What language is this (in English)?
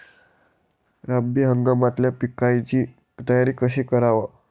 Marathi